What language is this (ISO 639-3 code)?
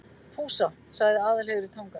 isl